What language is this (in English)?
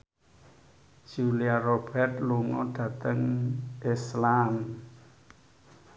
Javanese